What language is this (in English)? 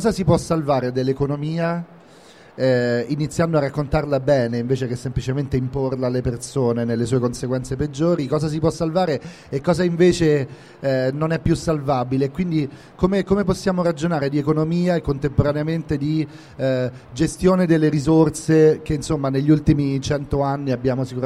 Italian